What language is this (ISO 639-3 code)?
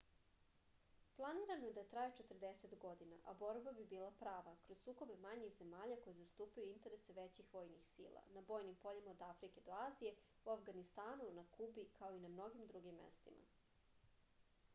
srp